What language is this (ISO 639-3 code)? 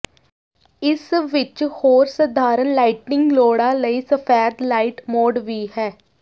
pan